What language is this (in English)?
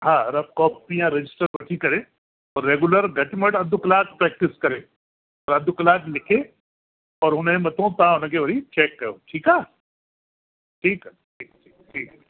Sindhi